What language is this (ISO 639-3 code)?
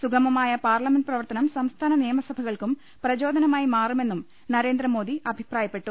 mal